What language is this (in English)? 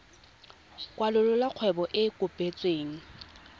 Tswana